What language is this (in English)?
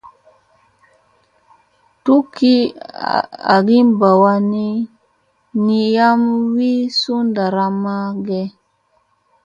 Musey